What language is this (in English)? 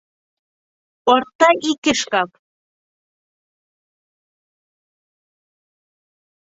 Bashkir